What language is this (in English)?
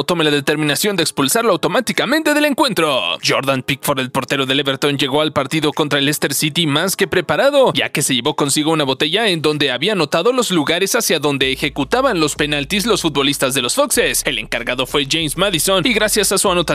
Spanish